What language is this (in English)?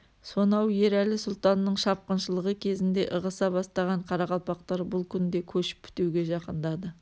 Kazakh